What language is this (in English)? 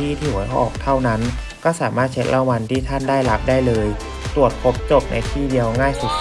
Thai